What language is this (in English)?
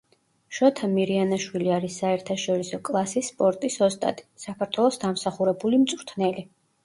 Georgian